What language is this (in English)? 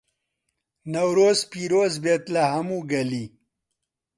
Central Kurdish